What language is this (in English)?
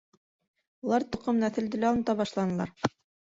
Bashkir